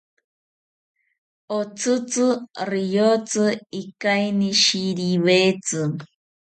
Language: South Ucayali Ashéninka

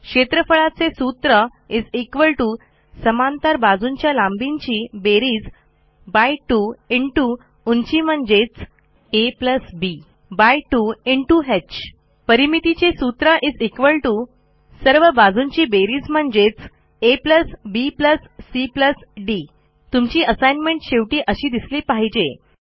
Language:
Marathi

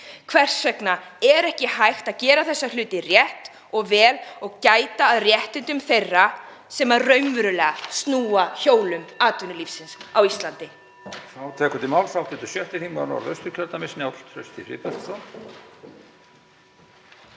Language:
Icelandic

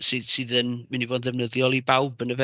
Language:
Welsh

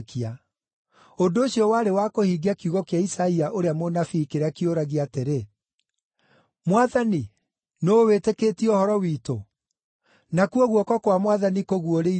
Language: Kikuyu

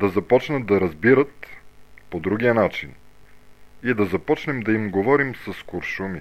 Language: Bulgarian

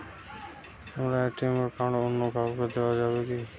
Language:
Bangla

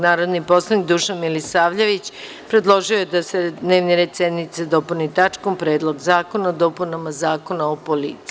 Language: Serbian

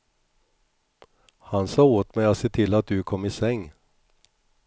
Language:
Swedish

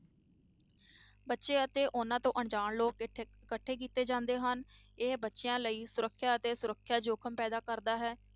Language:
Punjabi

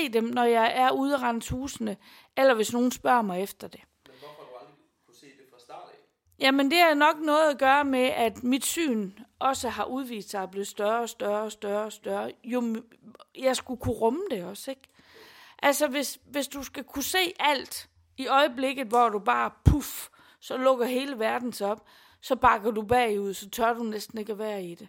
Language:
Danish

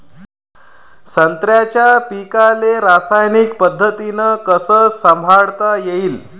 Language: Marathi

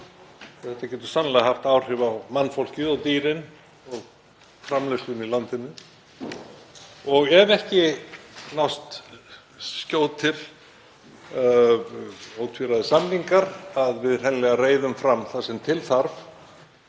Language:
Icelandic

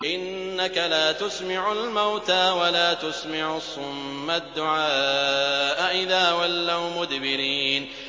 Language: Arabic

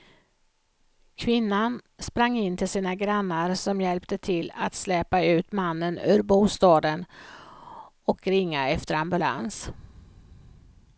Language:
Swedish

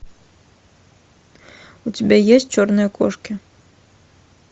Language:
Russian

